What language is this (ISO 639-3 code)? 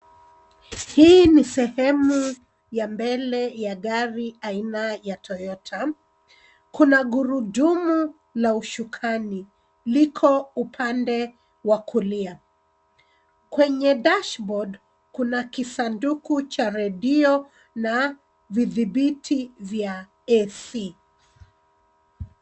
swa